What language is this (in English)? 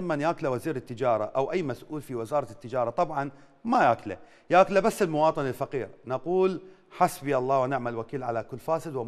Arabic